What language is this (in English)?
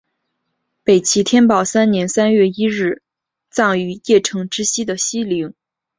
Chinese